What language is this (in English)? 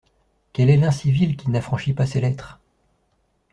French